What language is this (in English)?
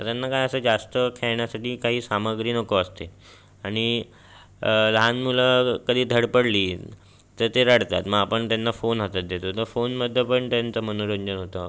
Marathi